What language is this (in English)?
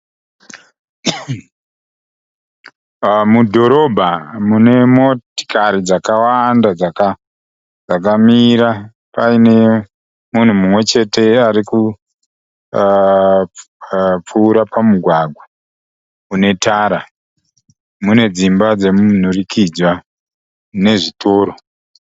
Shona